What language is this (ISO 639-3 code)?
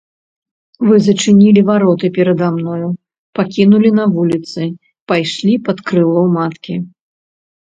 bel